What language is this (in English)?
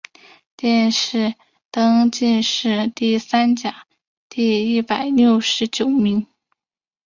Chinese